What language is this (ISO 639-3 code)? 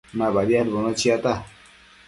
mcf